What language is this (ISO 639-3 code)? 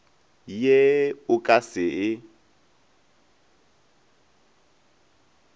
nso